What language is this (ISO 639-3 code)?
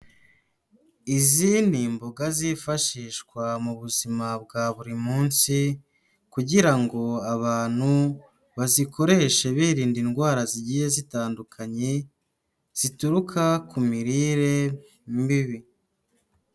kin